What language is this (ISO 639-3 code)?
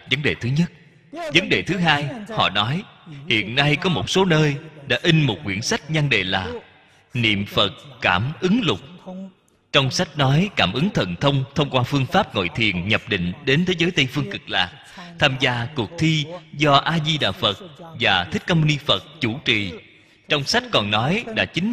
vie